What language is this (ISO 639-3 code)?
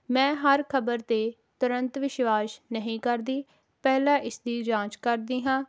pan